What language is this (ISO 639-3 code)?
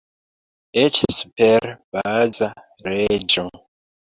epo